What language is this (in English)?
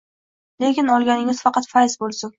Uzbek